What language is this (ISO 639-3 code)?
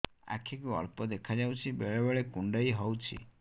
ori